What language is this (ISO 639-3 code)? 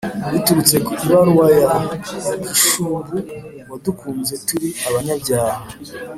kin